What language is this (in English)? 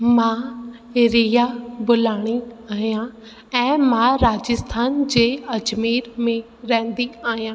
Sindhi